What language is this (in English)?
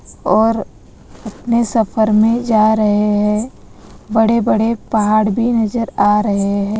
Hindi